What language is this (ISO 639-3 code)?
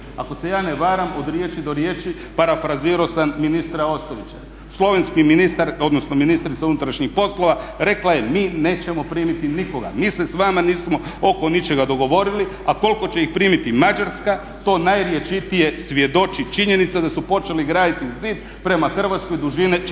hrv